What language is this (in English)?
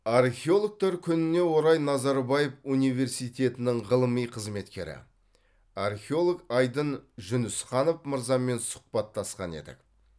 Kazakh